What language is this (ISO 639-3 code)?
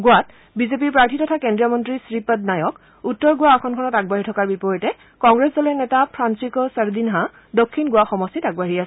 asm